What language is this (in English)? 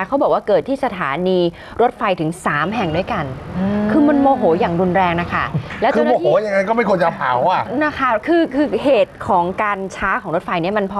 Thai